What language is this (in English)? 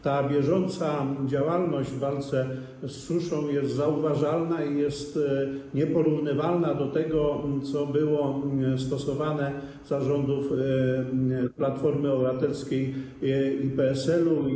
Polish